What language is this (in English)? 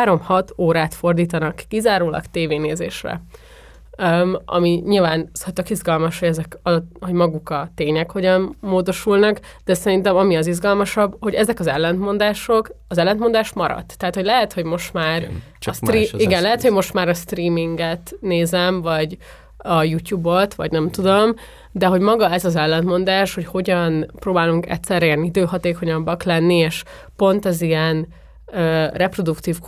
Hungarian